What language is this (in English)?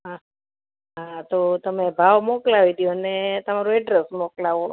Gujarati